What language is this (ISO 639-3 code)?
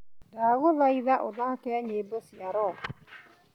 kik